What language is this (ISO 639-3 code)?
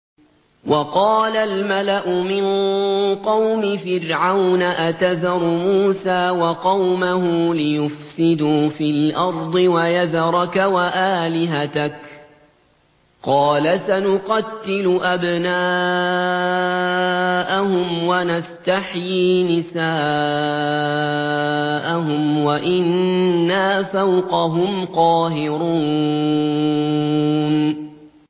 ara